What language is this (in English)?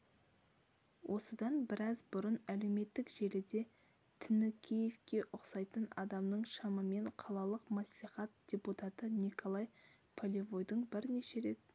Kazakh